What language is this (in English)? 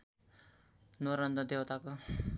Nepali